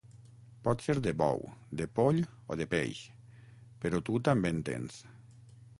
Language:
Catalan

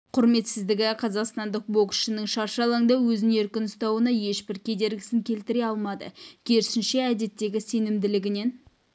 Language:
Kazakh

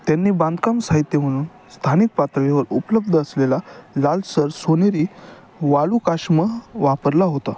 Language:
Marathi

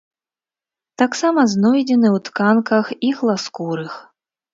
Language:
Belarusian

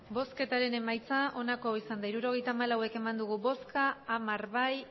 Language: Basque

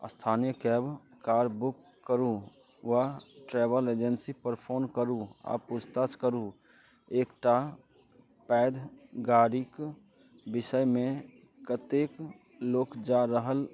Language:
Maithili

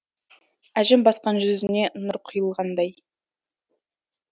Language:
Kazakh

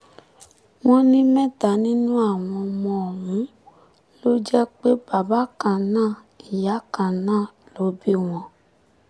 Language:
Yoruba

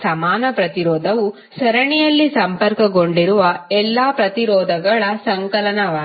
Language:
Kannada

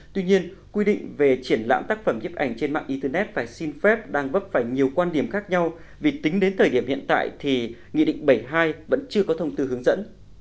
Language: Vietnamese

